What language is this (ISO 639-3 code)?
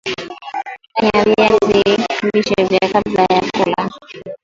swa